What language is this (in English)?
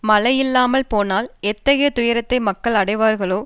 Tamil